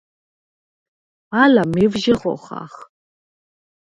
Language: Svan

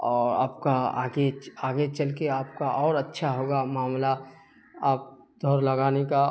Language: Urdu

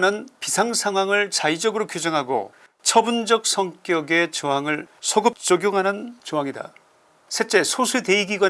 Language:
Korean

